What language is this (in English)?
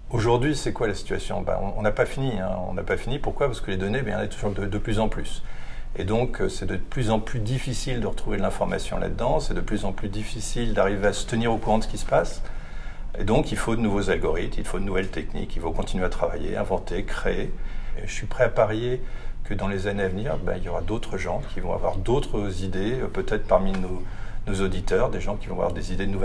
French